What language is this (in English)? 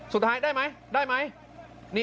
Thai